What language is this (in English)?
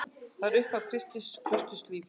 Icelandic